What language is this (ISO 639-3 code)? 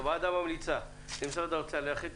heb